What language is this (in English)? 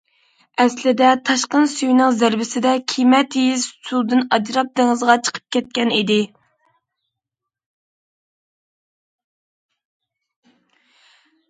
Uyghur